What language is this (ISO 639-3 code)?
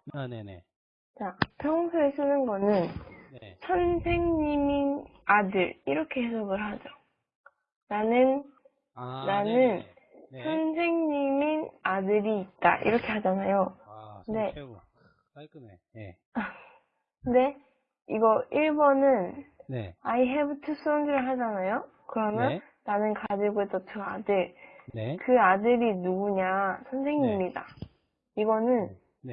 kor